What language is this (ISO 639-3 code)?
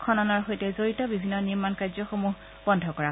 asm